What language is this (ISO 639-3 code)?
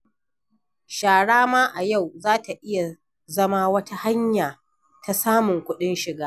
hau